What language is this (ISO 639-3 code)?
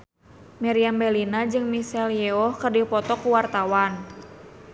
sun